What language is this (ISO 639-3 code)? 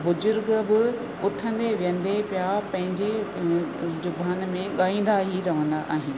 snd